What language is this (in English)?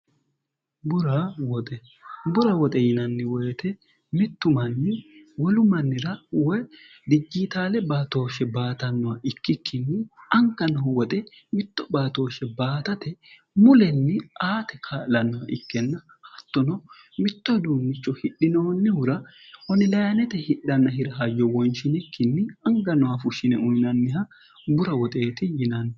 Sidamo